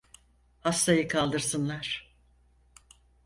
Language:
Turkish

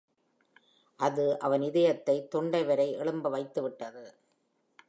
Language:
Tamil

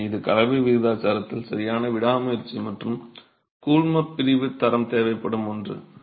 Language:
Tamil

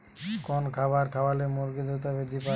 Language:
Bangla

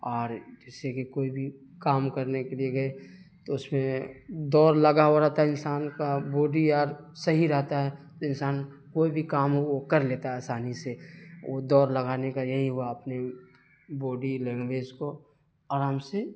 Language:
Urdu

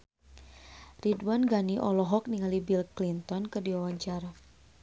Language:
Sundanese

